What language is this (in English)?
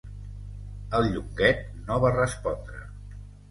Catalan